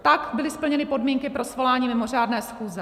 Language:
Czech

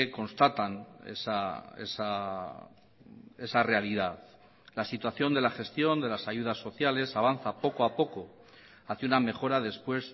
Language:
Spanish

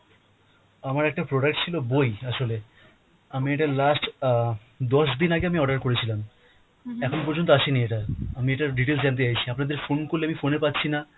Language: Bangla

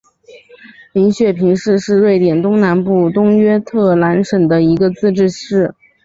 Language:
Chinese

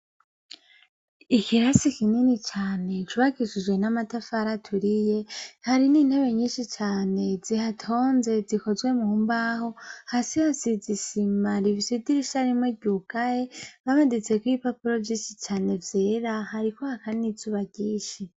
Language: Rundi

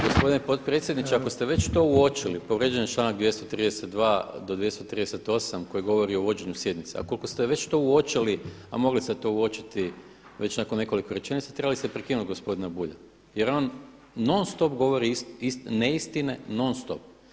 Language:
Croatian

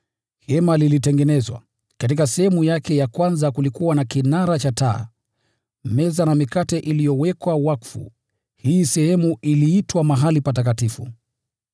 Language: Swahili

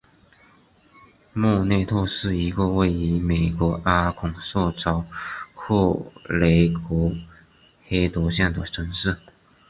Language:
Chinese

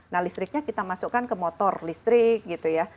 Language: Indonesian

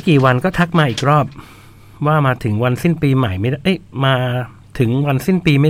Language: Thai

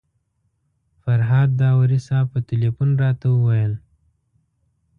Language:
Pashto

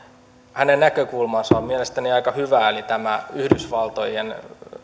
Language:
Finnish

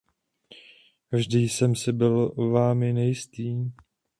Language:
Czech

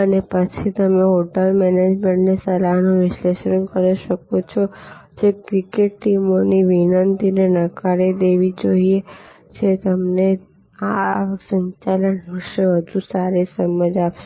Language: Gujarati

